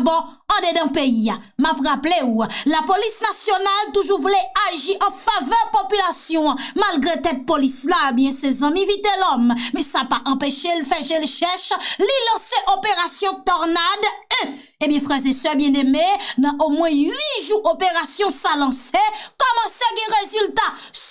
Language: French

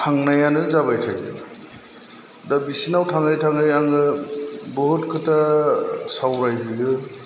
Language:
Bodo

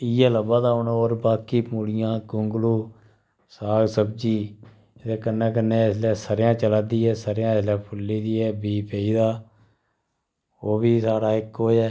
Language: Dogri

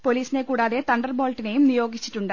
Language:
Malayalam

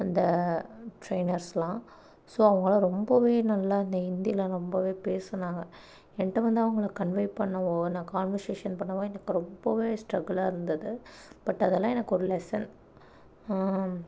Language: Tamil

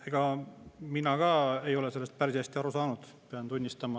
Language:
Estonian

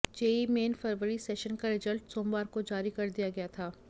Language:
Hindi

